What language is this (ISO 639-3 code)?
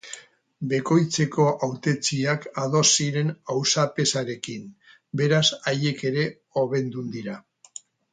eus